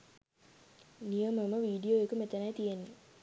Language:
Sinhala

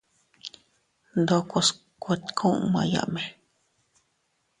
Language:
Teutila Cuicatec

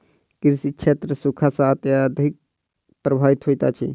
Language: Maithili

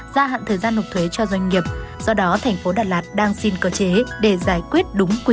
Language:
Vietnamese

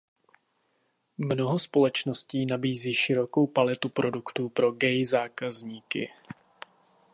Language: Czech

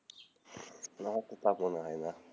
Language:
Bangla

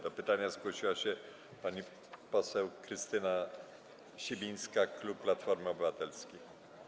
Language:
Polish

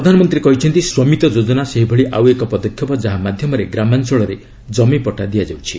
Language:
Odia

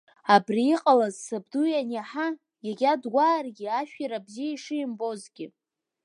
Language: Abkhazian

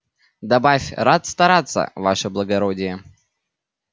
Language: Russian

